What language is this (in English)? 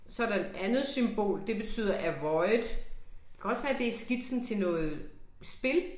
Danish